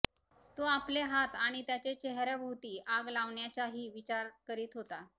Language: Marathi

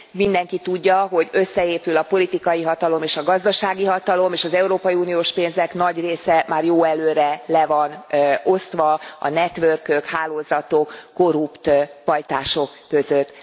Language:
Hungarian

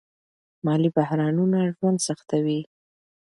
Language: Pashto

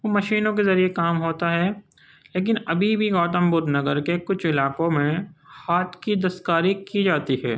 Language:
Urdu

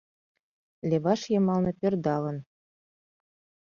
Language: Mari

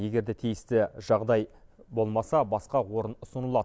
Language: Kazakh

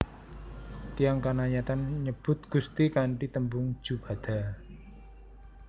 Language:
Javanese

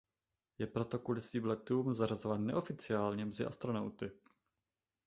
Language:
Czech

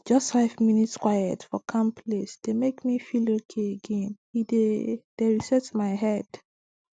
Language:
Nigerian Pidgin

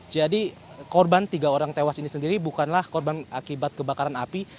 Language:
Indonesian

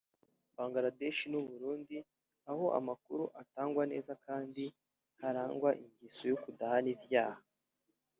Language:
Kinyarwanda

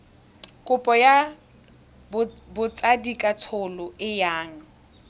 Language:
Tswana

